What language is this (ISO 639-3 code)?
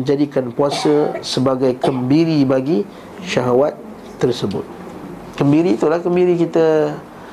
msa